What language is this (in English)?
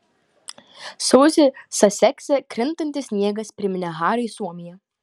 Lithuanian